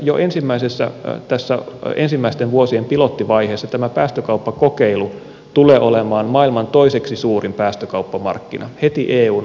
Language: Finnish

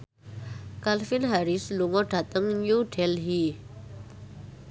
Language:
Javanese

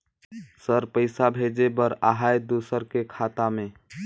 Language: Chhattisgarhi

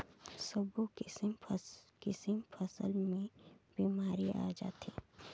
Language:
Chhattisgarhi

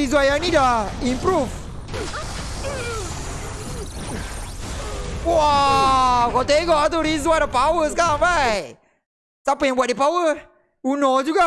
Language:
Malay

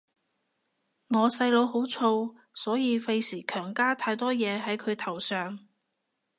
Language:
Cantonese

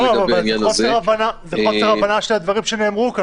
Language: Hebrew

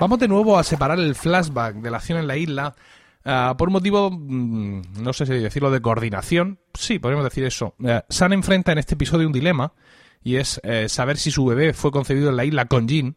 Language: Spanish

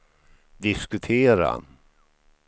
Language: Swedish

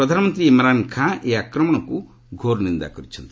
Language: Odia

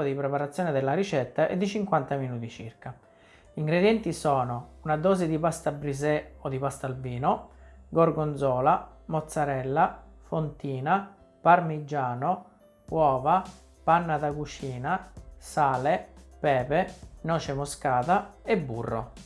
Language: Italian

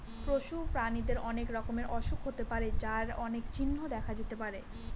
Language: Bangla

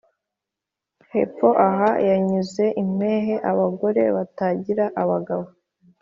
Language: Kinyarwanda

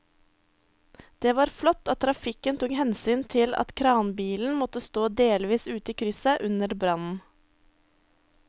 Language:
Norwegian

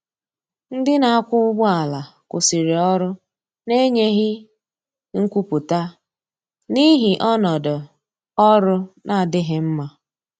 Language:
Igbo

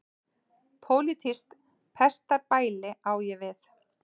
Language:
Icelandic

